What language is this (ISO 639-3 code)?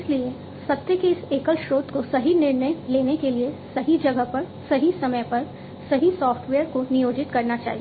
hin